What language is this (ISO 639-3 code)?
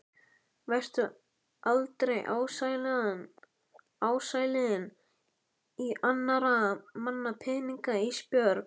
isl